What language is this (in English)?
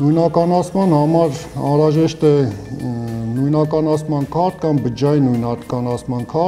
Romanian